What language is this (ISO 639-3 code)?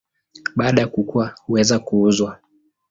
swa